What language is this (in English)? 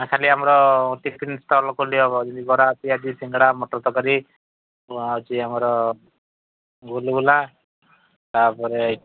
Odia